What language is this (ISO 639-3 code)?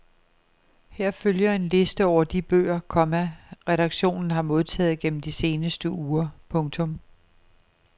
dan